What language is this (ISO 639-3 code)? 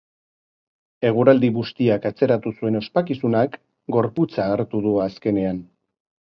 eus